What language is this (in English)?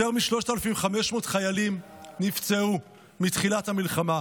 Hebrew